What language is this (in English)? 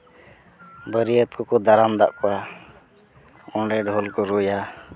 Santali